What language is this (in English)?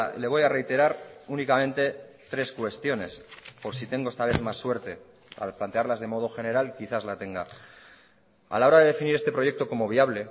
Spanish